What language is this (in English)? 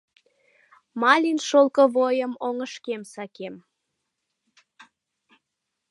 Mari